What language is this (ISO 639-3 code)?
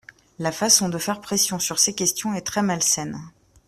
fra